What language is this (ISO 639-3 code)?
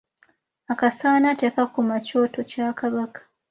lug